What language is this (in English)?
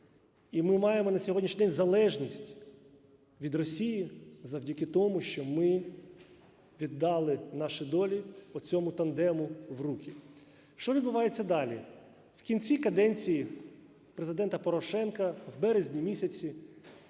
Ukrainian